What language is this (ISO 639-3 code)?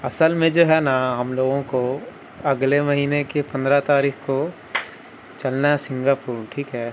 urd